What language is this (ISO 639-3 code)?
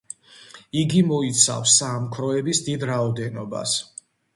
kat